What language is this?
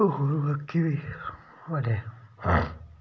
Dogri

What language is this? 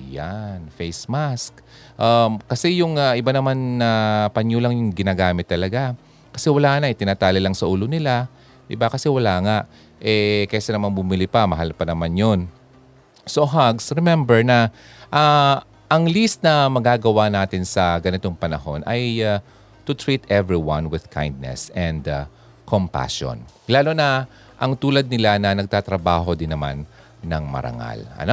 Filipino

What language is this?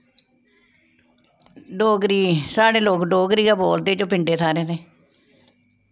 Dogri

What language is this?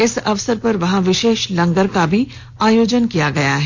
Hindi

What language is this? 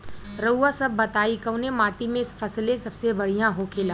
Bhojpuri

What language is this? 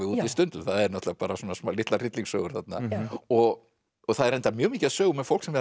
Icelandic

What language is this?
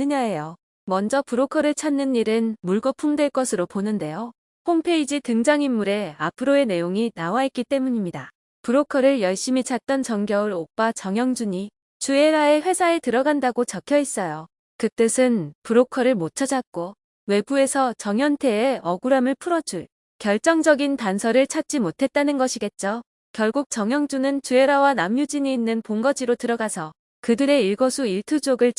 Korean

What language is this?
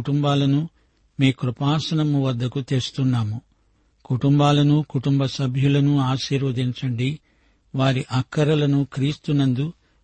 Telugu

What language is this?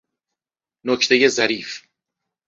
Persian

